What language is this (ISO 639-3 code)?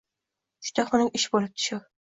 uzb